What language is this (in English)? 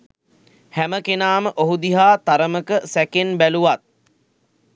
Sinhala